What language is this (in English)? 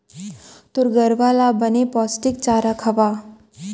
Chhattisgarhi